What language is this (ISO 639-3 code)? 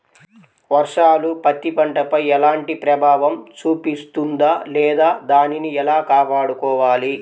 tel